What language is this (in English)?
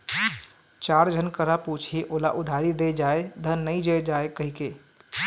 Chhattisgarhi